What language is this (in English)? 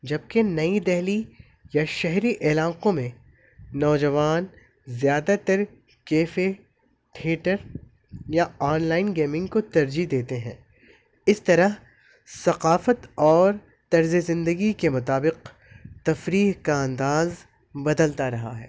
Urdu